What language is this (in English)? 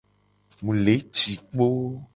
Gen